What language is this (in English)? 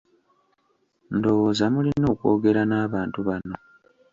Ganda